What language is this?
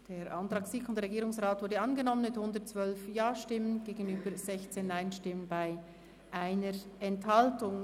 Swiss German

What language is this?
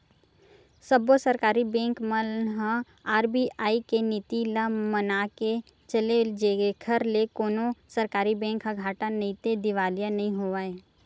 Chhattisgarhi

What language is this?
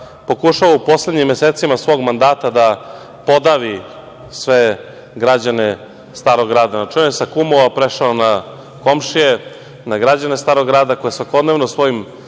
Serbian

